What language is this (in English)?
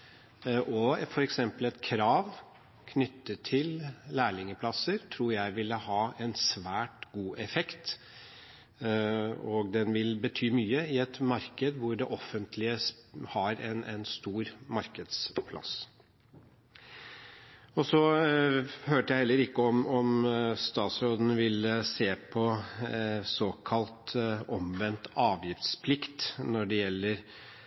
Norwegian Bokmål